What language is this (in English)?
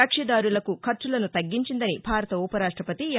Telugu